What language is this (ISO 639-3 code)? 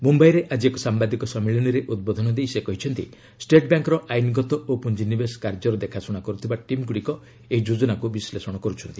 ori